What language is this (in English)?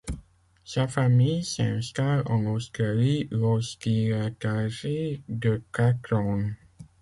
French